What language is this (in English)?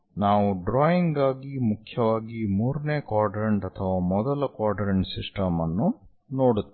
Kannada